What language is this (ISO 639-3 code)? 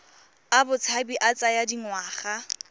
tsn